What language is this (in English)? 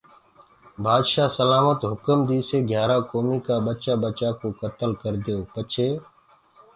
Gurgula